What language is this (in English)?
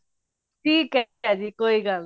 Punjabi